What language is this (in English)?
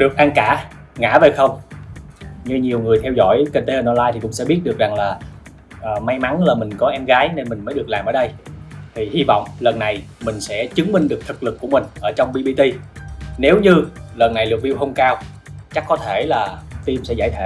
Vietnamese